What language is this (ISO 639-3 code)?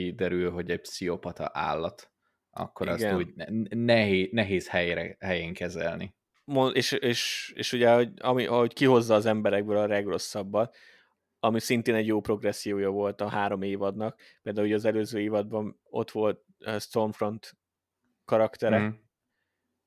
hun